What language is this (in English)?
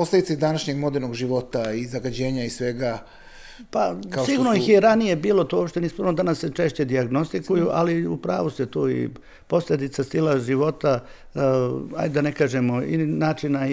Croatian